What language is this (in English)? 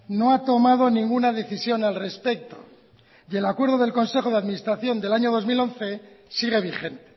Spanish